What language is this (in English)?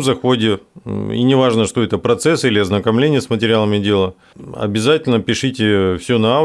Russian